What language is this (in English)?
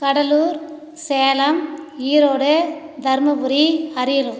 Tamil